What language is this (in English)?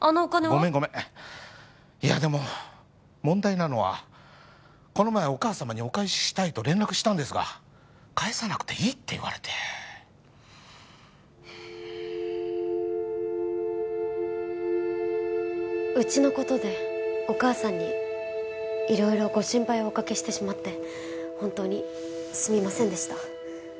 Japanese